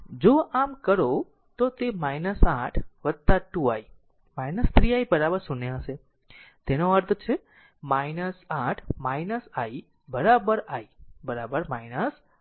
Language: Gujarati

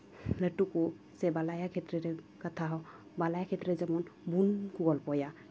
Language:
Santali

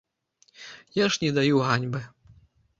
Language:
Belarusian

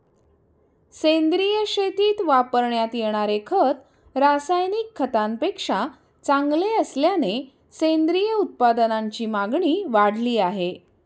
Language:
Marathi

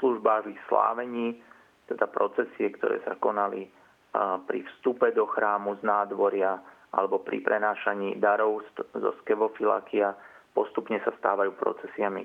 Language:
Slovak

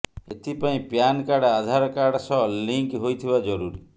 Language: Odia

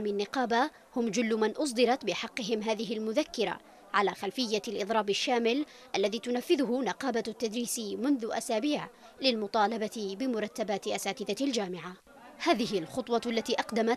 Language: Arabic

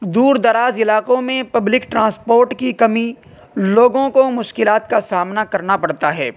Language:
Urdu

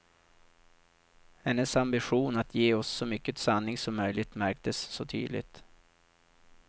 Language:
Swedish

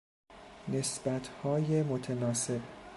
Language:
Persian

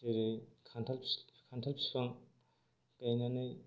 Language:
Bodo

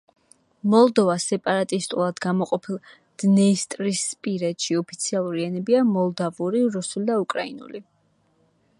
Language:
Georgian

